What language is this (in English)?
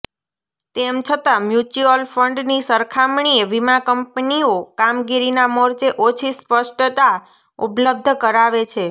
Gujarati